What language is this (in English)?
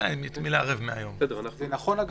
Hebrew